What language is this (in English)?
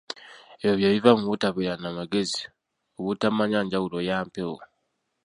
Ganda